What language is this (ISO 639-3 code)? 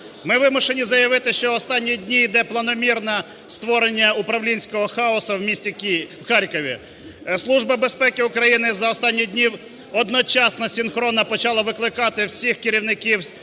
ukr